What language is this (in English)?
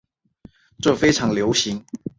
Chinese